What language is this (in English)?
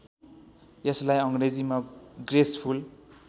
Nepali